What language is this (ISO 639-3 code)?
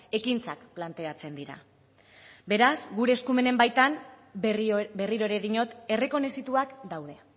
eus